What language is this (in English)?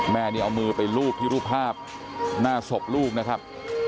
Thai